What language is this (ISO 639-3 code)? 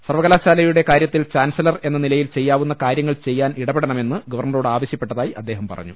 mal